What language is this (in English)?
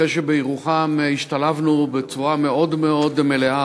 Hebrew